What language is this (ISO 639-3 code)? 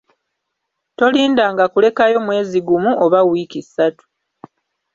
lug